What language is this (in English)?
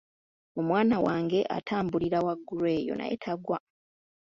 Ganda